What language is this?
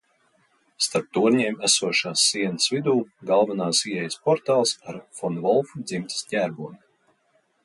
Latvian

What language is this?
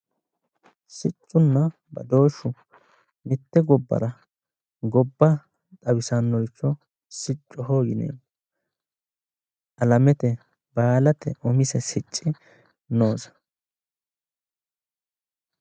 Sidamo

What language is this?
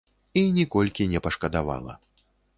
Belarusian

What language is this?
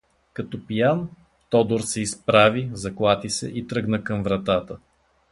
Bulgarian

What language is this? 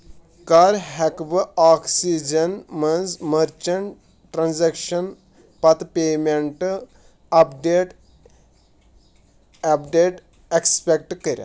Kashmiri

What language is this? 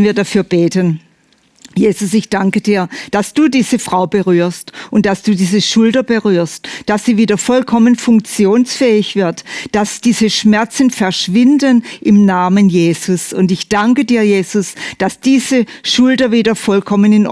German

